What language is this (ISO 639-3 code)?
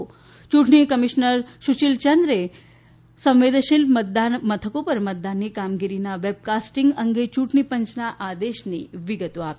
guj